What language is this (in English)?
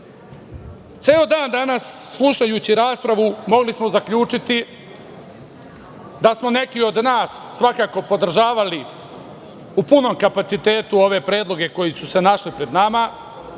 Serbian